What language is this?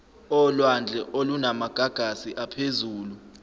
Zulu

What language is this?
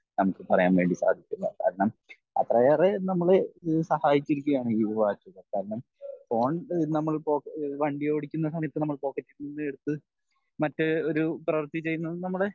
Malayalam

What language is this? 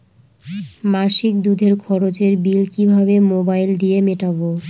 Bangla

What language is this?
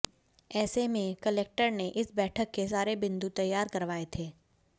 Hindi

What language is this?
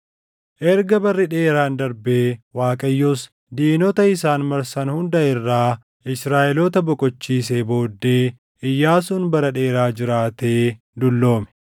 Oromo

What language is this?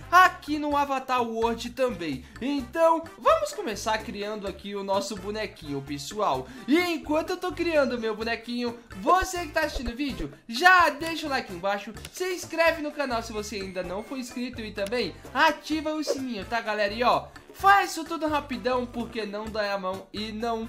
Portuguese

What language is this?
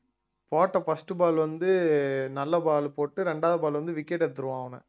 Tamil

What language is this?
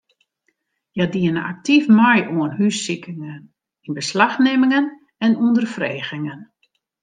Western Frisian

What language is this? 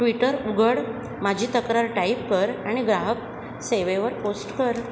Marathi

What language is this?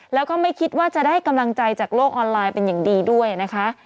Thai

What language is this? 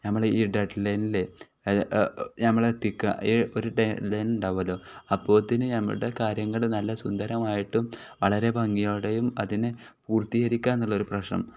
Malayalam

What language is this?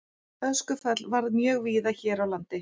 Icelandic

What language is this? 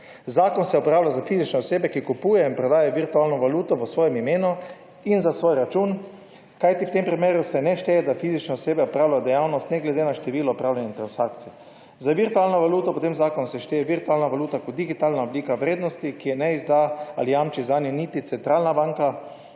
Slovenian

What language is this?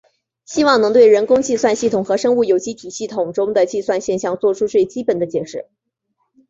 Chinese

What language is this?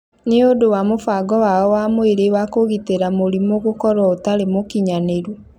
Kikuyu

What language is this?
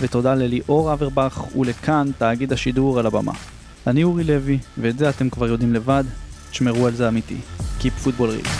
Hebrew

